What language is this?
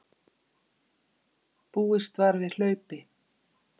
Icelandic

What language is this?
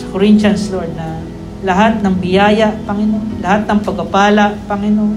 Filipino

